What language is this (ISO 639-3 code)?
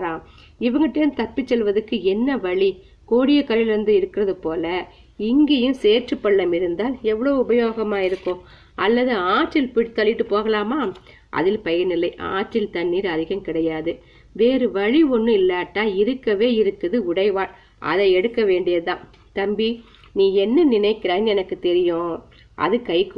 tam